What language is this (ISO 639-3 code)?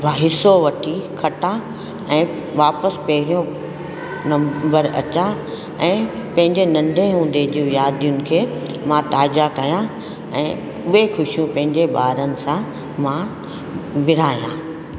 snd